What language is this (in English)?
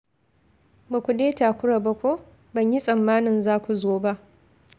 Hausa